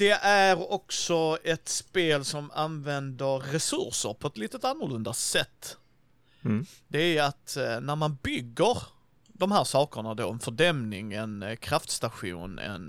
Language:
Swedish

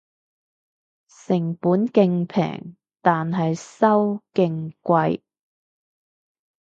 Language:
Cantonese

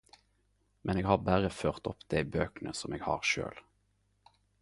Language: Norwegian Nynorsk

